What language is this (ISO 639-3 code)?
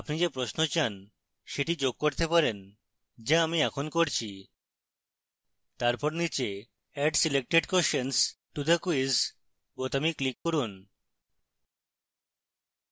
ben